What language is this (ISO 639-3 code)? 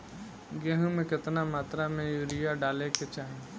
bho